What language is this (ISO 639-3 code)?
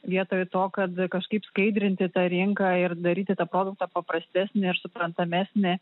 lit